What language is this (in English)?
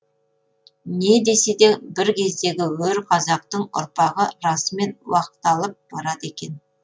Kazakh